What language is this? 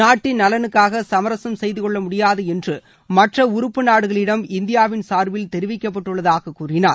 Tamil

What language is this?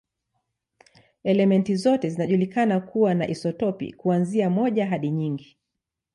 Swahili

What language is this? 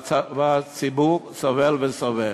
Hebrew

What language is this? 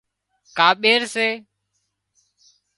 Wadiyara Koli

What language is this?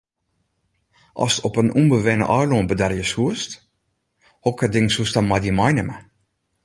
Western Frisian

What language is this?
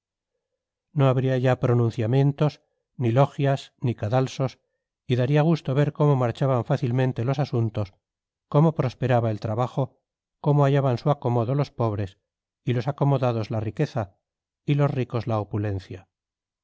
Spanish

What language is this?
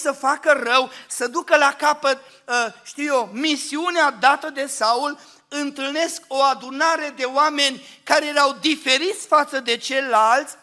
Romanian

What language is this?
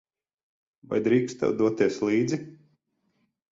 Latvian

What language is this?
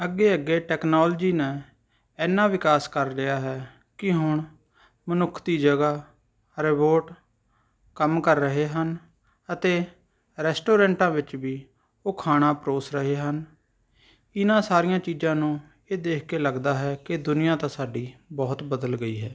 Punjabi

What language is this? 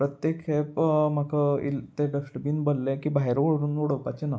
Konkani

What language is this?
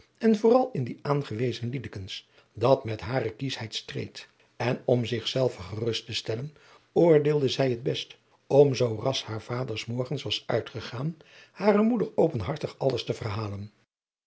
Dutch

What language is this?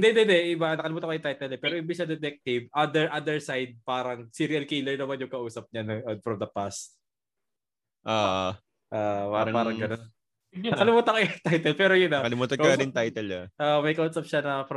Filipino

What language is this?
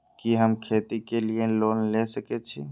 Maithili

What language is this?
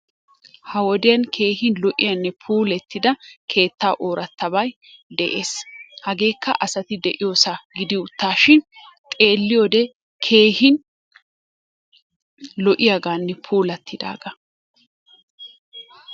Wolaytta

